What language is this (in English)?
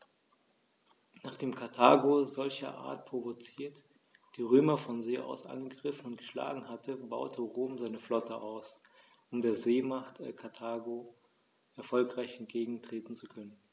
German